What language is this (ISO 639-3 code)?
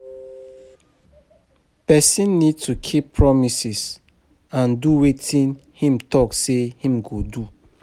pcm